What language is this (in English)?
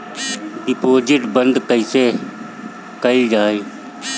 Bhojpuri